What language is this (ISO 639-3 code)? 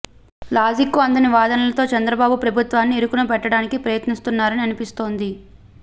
tel